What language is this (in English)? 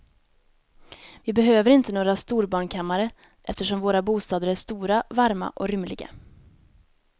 Swedish